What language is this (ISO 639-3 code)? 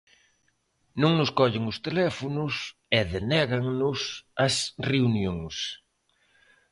glg